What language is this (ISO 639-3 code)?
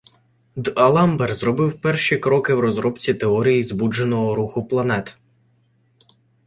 ukr